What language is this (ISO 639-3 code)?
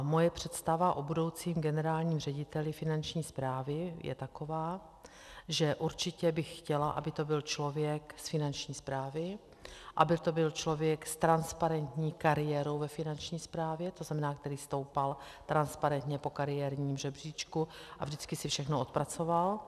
ces